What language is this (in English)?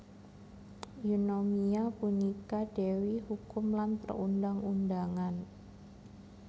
Javanese